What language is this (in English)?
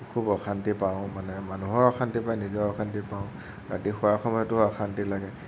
Assamese